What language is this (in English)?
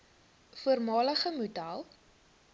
Afrikaans